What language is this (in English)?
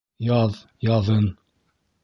Bashkir